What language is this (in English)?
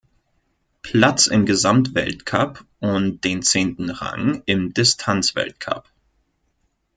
German